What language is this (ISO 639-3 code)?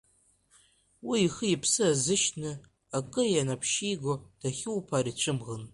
abk